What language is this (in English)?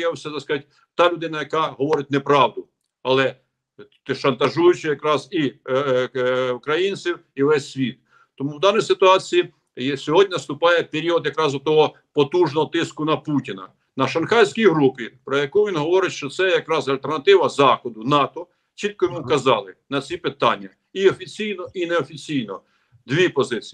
Ukrainian